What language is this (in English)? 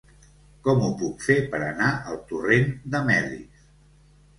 Catalan